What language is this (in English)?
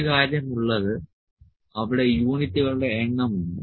Malayalam